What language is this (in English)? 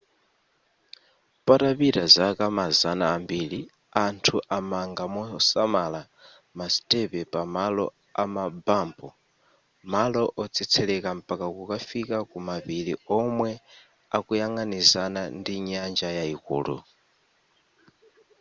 Nyanja